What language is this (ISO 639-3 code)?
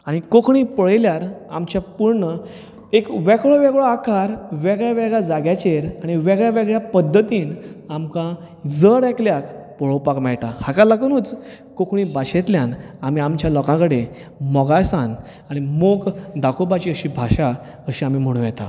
kok